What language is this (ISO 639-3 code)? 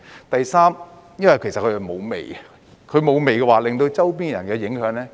yue